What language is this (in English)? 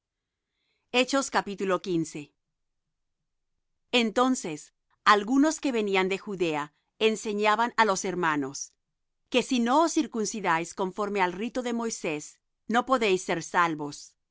Spanish